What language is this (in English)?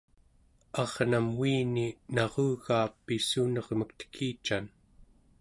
Central Yupik